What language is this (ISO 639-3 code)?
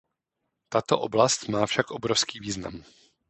ces